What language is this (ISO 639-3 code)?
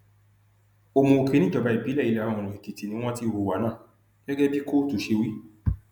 yor